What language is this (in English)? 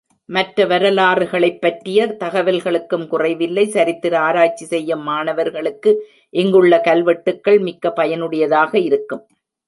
Tamil